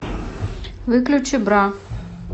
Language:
Russian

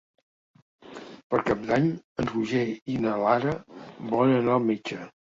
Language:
Catalan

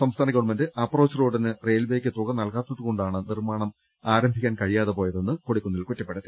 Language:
Malayalam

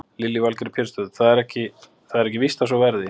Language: Icelandic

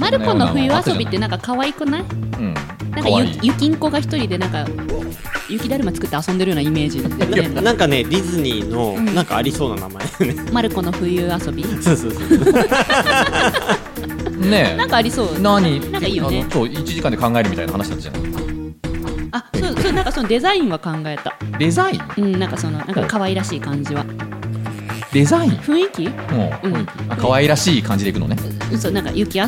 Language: Japanese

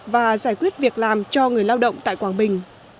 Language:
Vietnamese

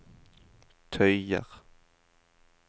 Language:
Norwegian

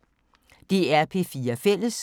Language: Danish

